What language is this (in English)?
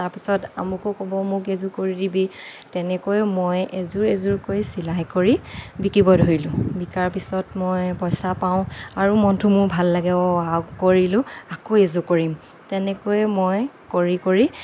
Assamese